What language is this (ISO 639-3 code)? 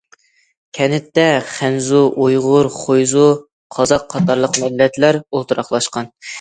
uig